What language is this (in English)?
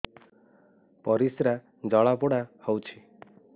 Odia